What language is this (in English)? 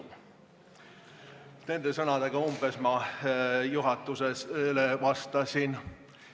Estonian